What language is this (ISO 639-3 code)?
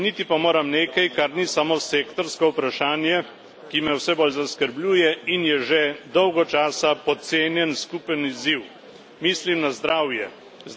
slv